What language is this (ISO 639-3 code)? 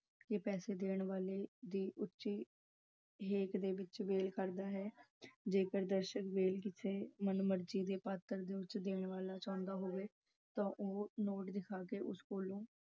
pan